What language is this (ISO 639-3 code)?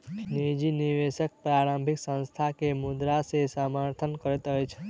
mai